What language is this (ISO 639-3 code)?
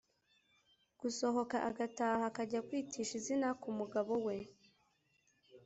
kin